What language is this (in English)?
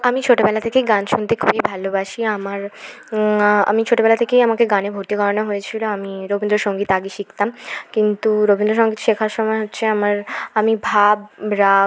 Bangla